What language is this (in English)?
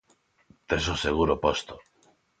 Galician